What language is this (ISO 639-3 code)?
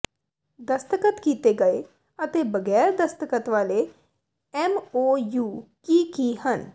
pan